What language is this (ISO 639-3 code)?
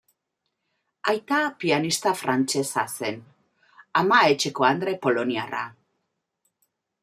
eus